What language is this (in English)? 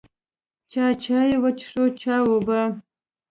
Pashto